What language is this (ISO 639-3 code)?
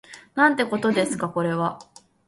jpn